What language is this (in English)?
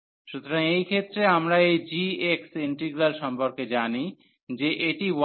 Bangla